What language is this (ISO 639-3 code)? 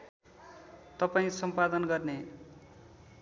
nep